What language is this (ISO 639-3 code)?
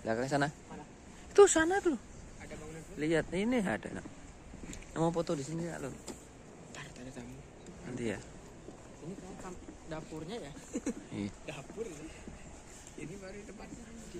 ind